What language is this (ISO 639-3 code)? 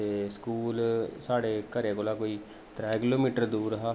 doi